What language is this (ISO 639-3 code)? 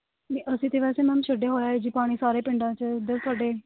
pan